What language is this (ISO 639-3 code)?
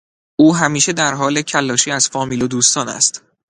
fas